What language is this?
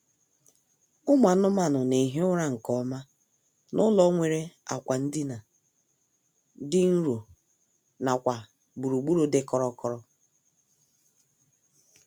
Igbo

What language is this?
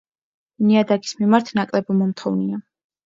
Georgian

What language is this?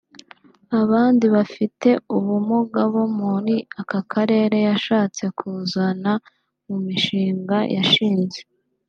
Kinyarwanda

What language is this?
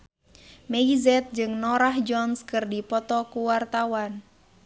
Sundanese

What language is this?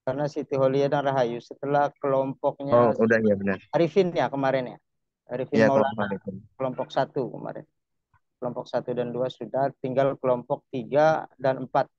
Indonesian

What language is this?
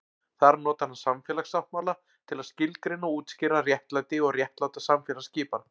Icelandic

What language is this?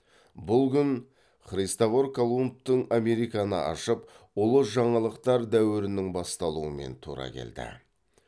Kazakh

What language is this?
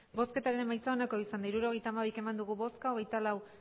Basque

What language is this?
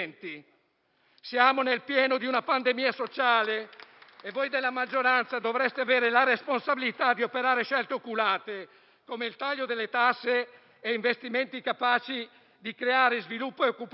Italian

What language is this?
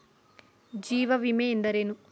Kannada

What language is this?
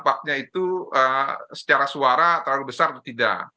Indonesian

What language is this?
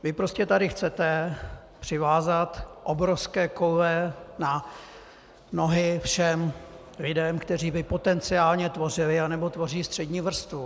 Czech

